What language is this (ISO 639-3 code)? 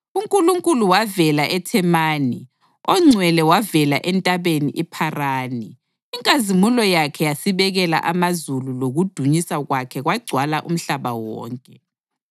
nde